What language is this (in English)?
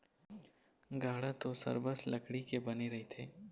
Chhattisgarhi